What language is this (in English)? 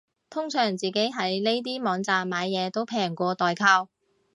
Cantonese